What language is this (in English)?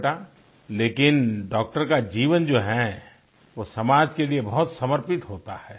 Hindi